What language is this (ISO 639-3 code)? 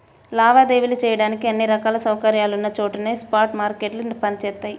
tel